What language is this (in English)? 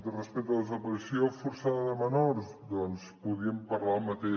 Catalan